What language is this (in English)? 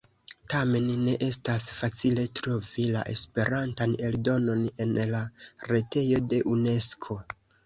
Esperanto